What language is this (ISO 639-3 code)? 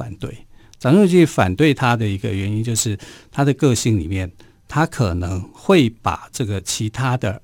zho